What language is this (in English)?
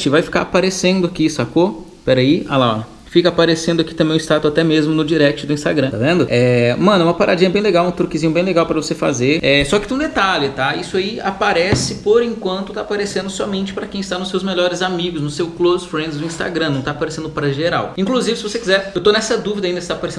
Portuguese